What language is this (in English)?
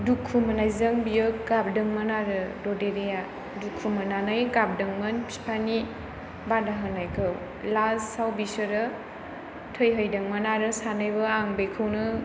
Bodo